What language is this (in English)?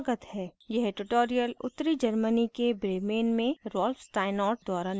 Hindi